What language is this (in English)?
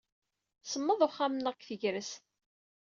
Kabyle